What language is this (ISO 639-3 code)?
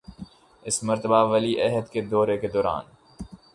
urd